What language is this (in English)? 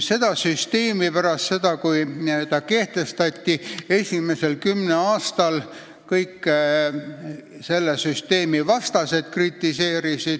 Estonian